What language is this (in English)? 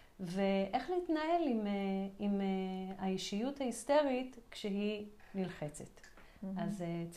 Hebrew